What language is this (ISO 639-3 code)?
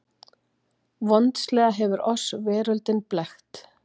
isl